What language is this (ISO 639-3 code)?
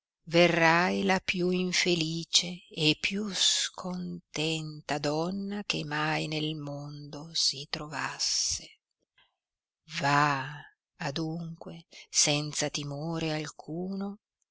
ita